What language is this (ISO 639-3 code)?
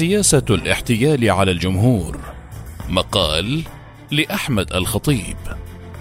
ara